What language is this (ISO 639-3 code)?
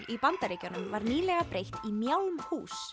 isl